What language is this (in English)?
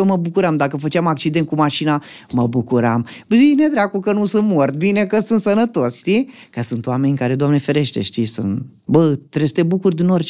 Romanian